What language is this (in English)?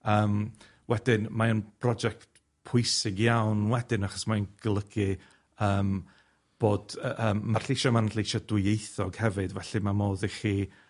Welsh